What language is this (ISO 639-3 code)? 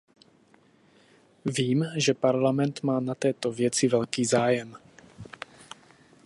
ces